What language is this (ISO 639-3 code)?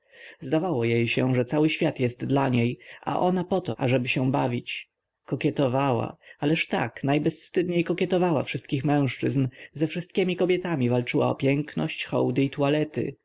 pol